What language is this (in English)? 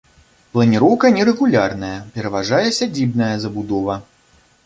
Belarusian